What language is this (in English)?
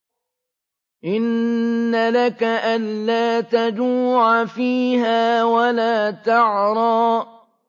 Arabic